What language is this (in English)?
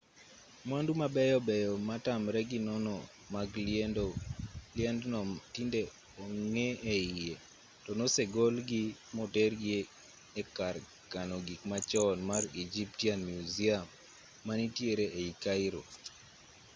Luo (Kenya and Tanzania)